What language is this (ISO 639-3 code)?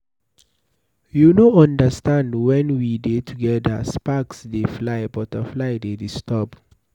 pcm